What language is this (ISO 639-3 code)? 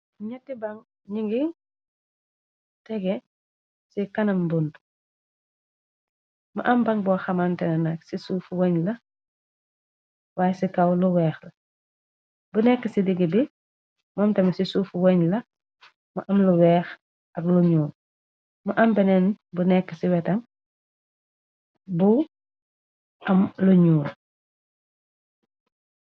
wol